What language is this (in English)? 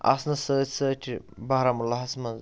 Kashmiri